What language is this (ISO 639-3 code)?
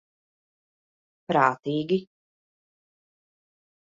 lav